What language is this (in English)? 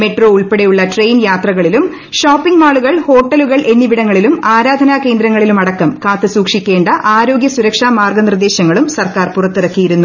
Malayalam